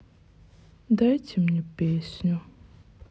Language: Russian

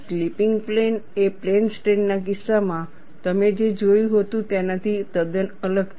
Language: Gujarati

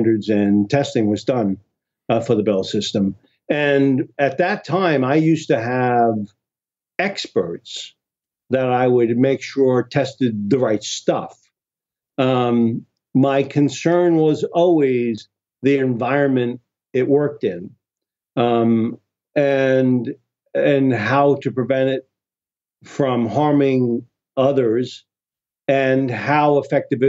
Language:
English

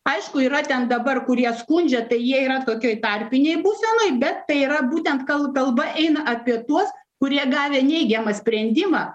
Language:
Lithuanian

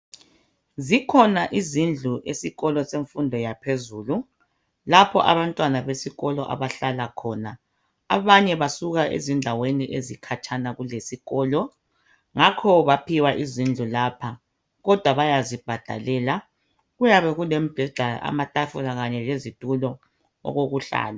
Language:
North Ndebele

